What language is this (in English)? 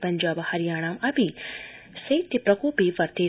Sanskrit